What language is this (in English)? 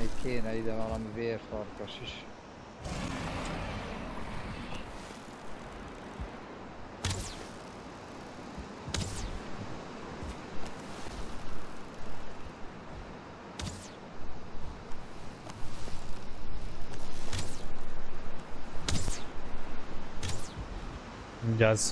Hungarian